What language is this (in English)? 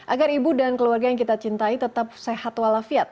Indonesian